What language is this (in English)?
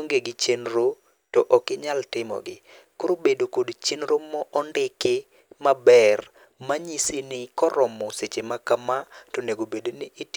Luo (Kenya and Tanzania)